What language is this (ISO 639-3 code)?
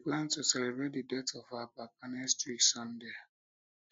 pcm